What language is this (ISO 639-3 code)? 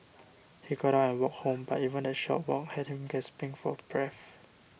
eng